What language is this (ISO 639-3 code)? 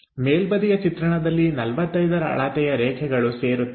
kan